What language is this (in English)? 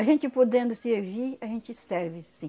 Portuguese